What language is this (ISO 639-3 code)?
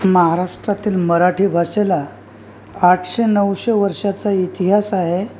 mar